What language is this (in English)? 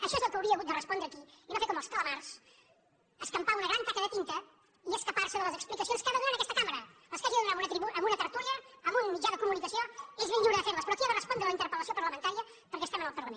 Catalan